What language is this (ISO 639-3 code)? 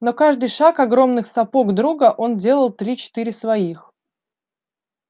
rus